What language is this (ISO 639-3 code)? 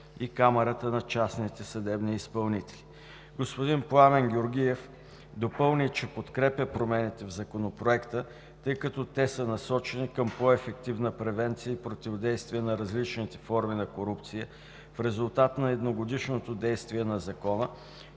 bul